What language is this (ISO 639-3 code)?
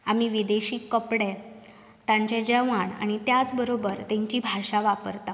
kok